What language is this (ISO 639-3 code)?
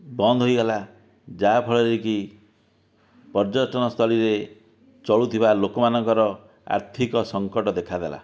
ori